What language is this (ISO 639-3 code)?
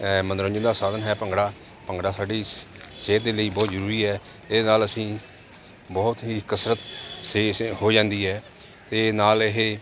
pan